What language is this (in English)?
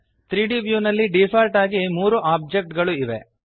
Kannada